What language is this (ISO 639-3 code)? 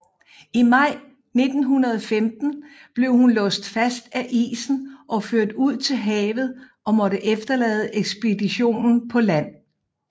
dan